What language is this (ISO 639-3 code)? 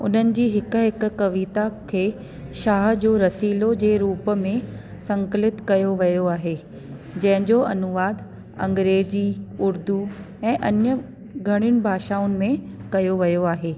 snd